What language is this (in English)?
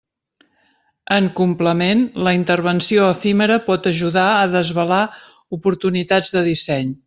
Catalan